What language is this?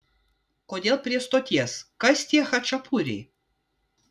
Lithuanian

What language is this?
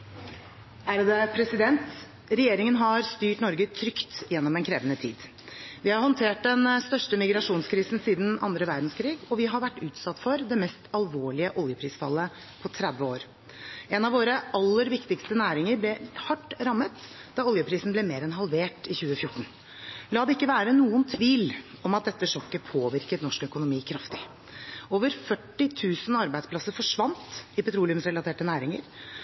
Norwegian Bokmål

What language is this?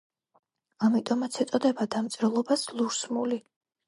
Georgian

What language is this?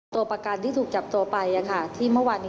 Thai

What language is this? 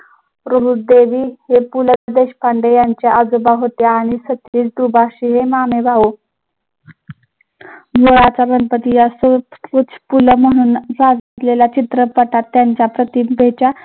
Marathi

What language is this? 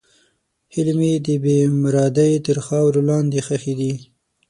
Pashto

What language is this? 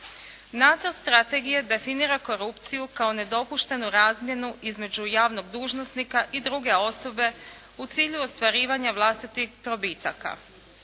Croatian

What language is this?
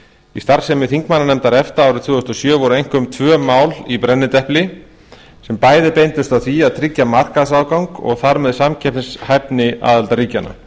Icelandic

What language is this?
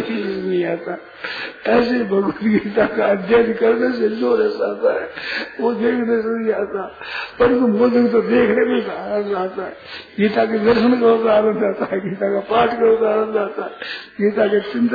Hindi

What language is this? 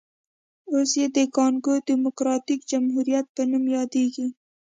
Pashto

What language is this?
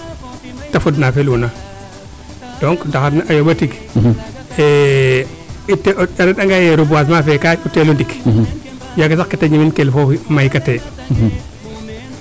Serer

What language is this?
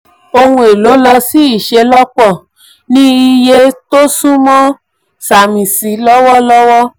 Yoruba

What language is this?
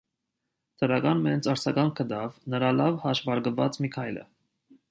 Armenian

